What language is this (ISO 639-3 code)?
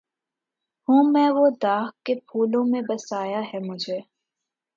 urd